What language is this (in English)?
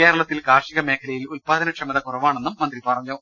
Malayalam